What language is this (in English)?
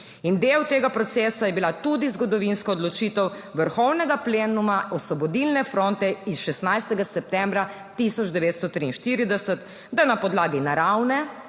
Slovenian